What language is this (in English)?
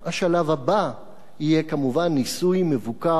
Hebrew